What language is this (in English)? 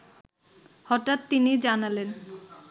Bangla